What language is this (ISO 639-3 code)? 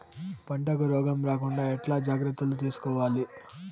tel